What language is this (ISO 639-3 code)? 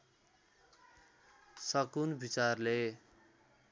nep